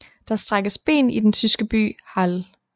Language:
Danish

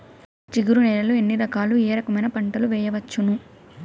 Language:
Telugu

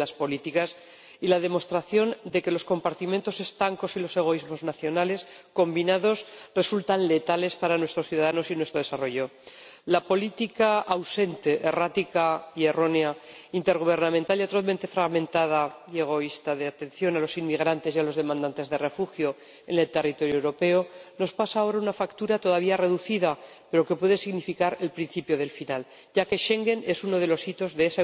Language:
Spanish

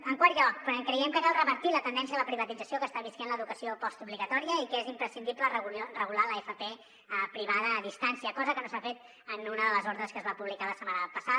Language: Catalan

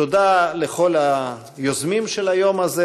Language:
Hebrew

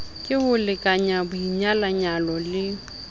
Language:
Southern Sotho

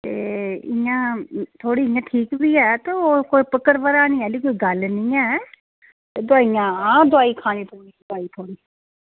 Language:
Dogri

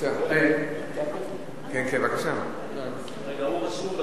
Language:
Hebrew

